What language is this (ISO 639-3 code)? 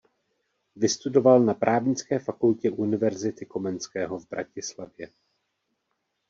ces